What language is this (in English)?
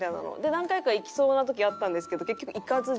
Japanese